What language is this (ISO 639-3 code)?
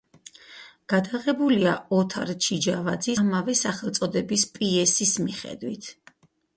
kat